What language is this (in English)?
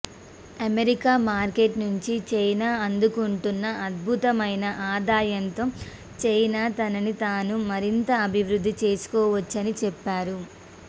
Telugu